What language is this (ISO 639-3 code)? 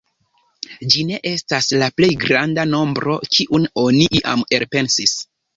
epo